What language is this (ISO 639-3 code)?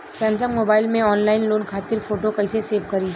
bho